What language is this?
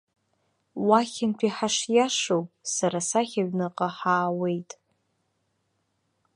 Abkhazian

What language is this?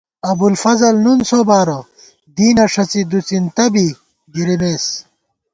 Gawar-Bati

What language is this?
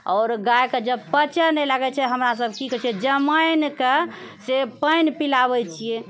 Maithili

